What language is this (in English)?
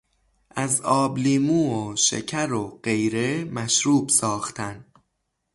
Persian